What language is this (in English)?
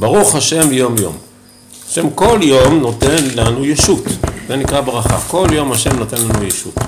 Hebrew